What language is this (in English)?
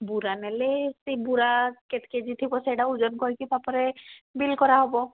Odia